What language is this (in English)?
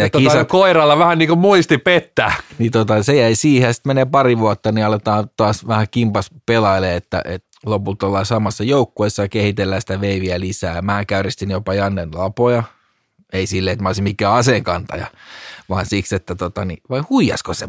Finnish